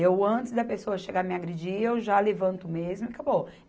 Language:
Portuguese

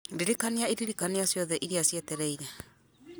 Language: Kikuyu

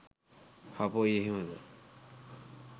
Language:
Sinhala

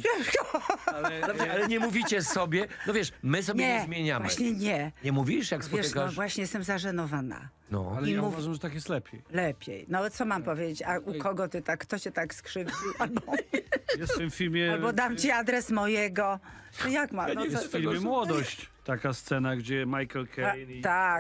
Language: Polish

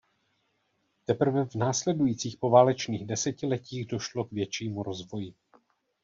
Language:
Czech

